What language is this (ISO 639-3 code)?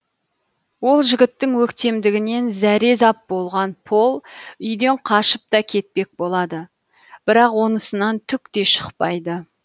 kaz